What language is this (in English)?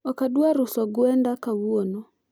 Luo (Kenya and Tanzania)